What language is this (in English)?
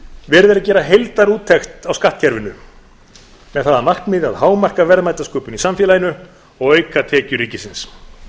Icelandic